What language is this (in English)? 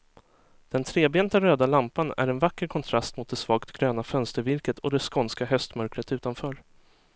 Swedish